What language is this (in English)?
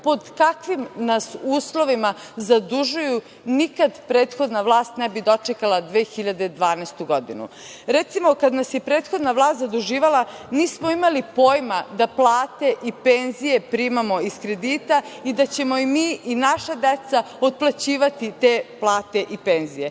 Serbian